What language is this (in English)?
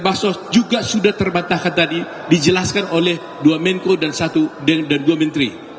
Indonesian